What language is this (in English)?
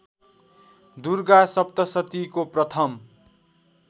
Nepali